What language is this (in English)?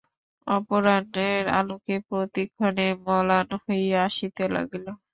Bangla